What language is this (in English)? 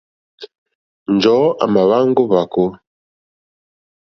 Mokpwe